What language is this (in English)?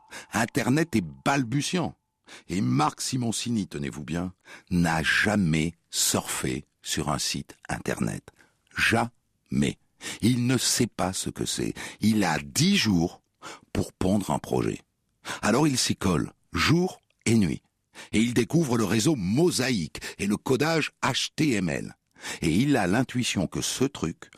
French